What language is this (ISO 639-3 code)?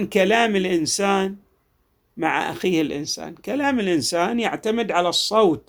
ara